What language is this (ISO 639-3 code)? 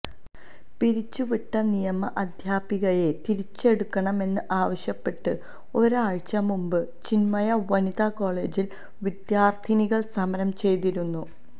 mal